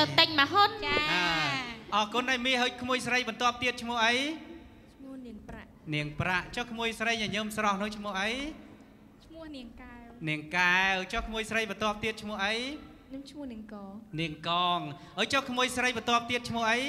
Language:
Thai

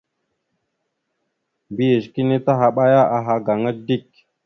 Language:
Mada (Cameroon)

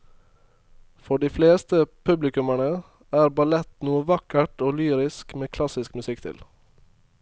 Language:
Norwegian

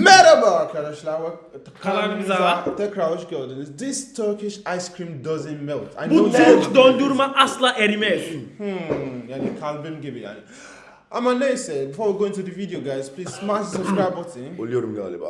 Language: Turkish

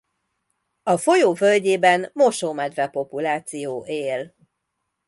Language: Hungarian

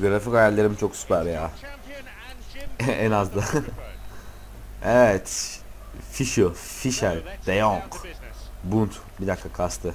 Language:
Turkish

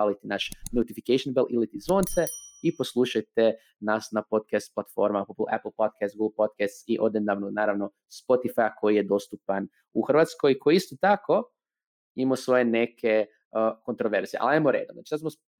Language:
Croatian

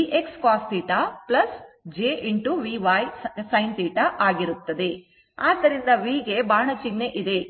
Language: Kannada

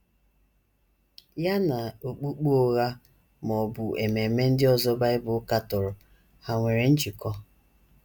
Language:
Igbo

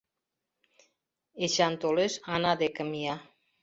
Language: Mari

